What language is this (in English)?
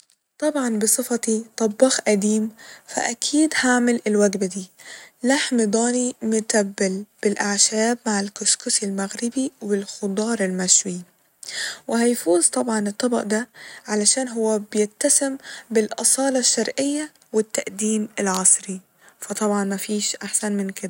Egyptian Arabic